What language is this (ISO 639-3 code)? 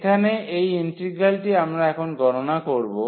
ben